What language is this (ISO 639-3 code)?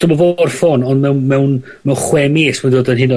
cym